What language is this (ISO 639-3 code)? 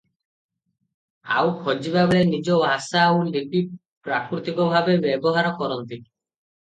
ori